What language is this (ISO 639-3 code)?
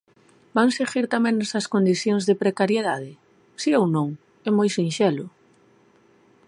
glg